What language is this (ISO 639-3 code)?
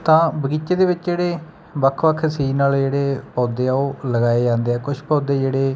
pan